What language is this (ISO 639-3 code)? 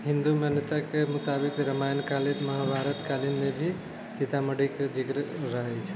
mai